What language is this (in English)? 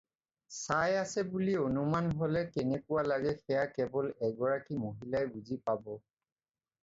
Assamese